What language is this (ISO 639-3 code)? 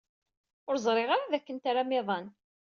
kab